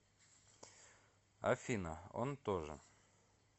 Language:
Russian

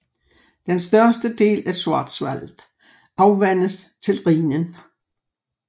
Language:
Danish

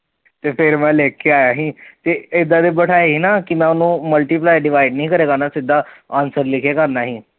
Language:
Punjabi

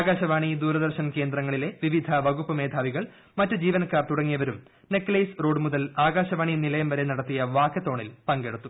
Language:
Malayalam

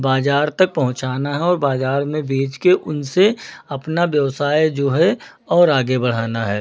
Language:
Hindi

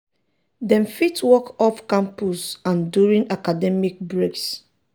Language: Nigerian Pidgin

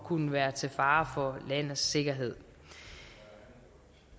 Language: Danish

